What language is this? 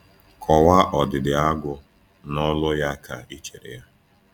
Igbo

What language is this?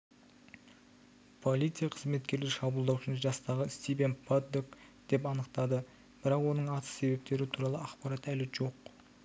Kazakh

